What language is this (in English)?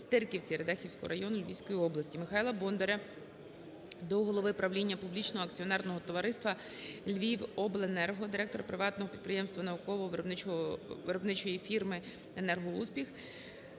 Ukrainian